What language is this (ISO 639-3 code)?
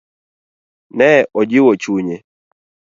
luo